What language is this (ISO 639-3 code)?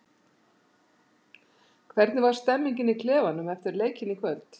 isl